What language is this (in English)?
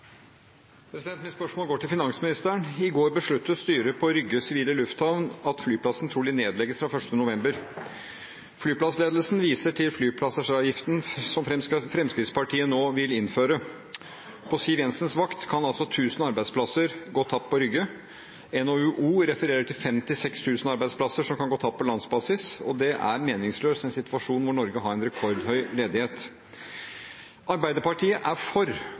Norwegian Bokmål